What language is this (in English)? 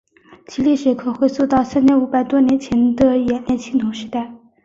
Chinese